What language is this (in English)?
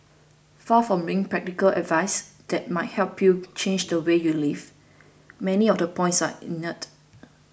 English